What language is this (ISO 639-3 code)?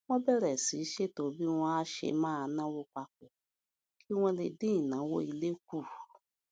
yor